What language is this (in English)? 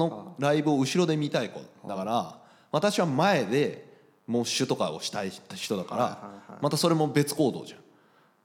Japanese